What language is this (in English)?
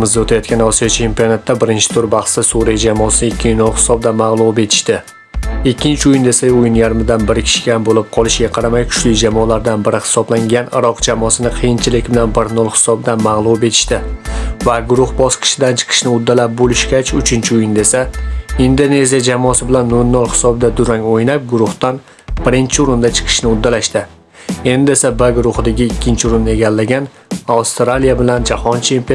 Uzbek